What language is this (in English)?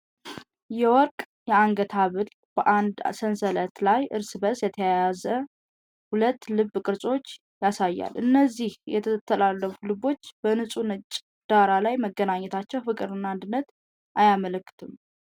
Amharic